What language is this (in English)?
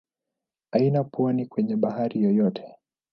Swahili